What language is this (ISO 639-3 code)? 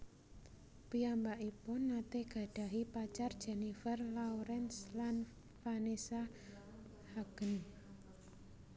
jav